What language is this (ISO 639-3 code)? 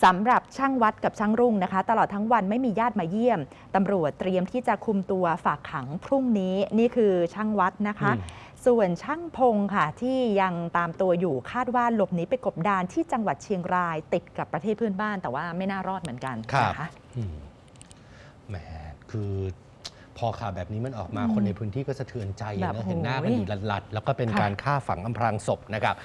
tha